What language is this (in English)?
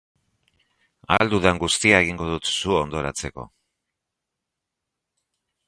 Basque